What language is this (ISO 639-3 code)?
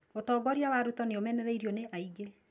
kik